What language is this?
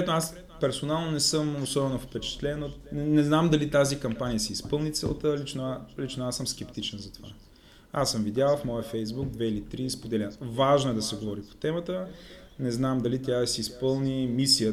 Bulgarian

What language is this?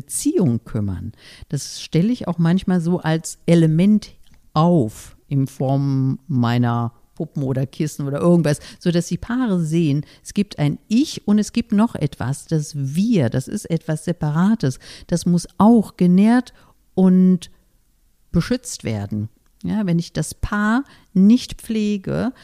German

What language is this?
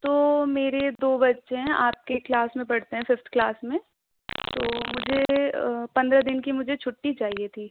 Urdu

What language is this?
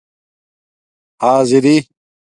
Domaaki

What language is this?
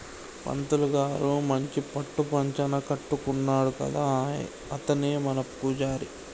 Telugu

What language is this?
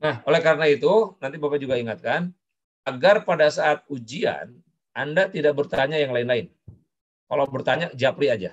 Indonesian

